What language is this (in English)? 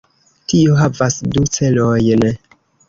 Esperanto